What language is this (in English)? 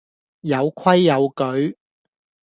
Cantonese